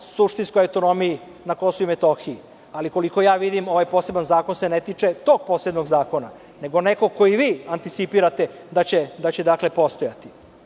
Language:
Serbian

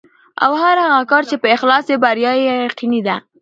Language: Pashto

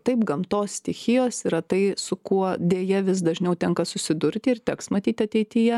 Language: Lithuanian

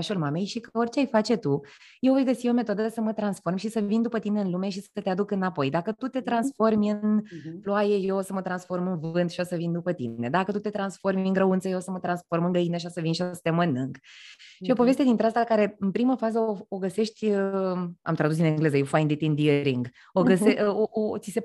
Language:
Romanian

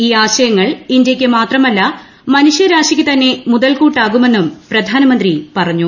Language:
Malayalam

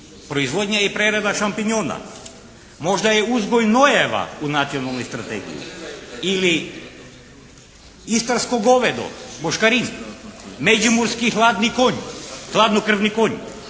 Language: Croatian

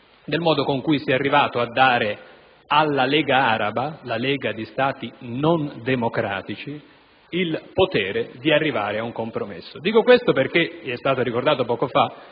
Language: Italian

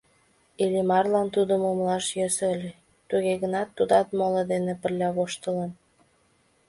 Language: Mari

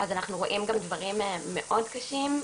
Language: Hebrew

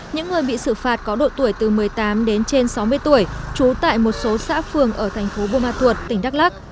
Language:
Vietnamese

